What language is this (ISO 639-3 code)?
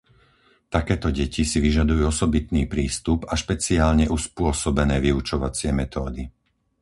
slk